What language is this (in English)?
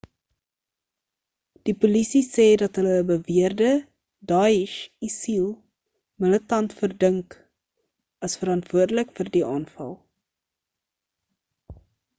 Afrikaans